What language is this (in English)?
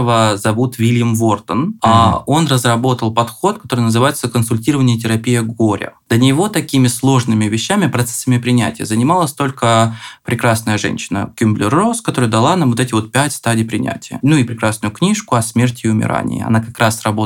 Russian